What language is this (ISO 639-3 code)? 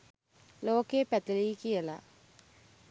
sin